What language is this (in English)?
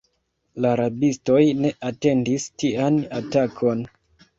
Esperanto